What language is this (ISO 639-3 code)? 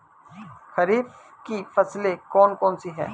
hin